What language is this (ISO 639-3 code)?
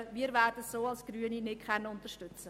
gsw